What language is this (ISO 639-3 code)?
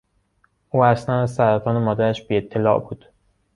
fas